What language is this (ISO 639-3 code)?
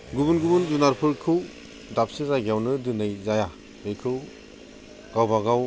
brx